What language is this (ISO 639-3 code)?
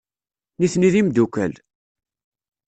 kab